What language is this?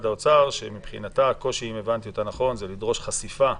Hebrew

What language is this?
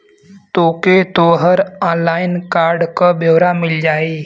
Bhojpuri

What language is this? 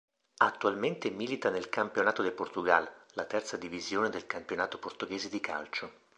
Italian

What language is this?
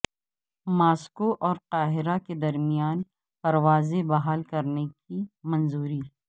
Urdu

